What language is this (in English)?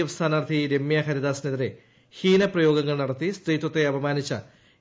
Malayalam